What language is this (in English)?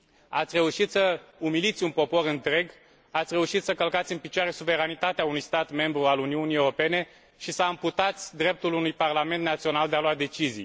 Romanian